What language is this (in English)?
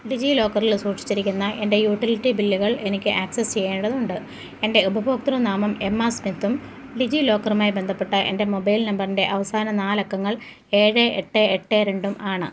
Malayalam